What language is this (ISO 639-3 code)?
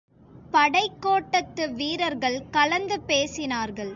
tam